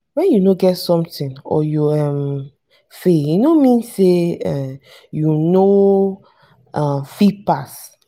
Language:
Nigerian Pidgin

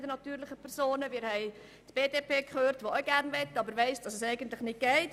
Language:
Swiss German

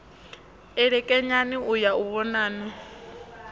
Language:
Venda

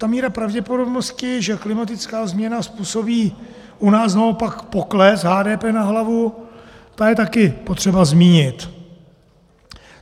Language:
Czech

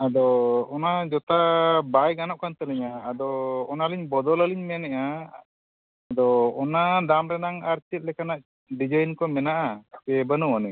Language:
Santali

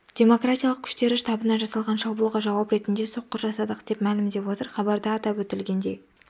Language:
Kazakh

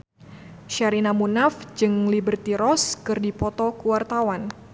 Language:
Sundanese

